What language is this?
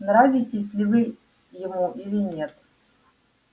Russian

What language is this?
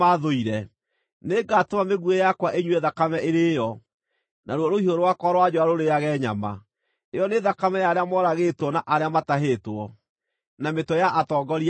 Kikuyu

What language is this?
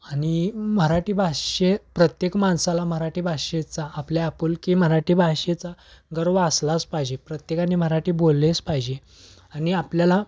Marathi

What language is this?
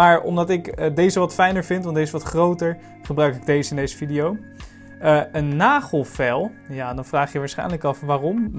Dutch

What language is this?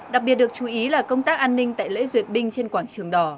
Vietnamese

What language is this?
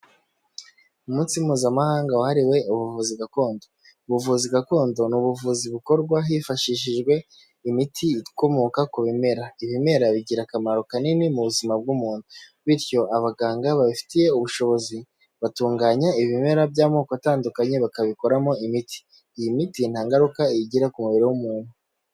Kinyarwanda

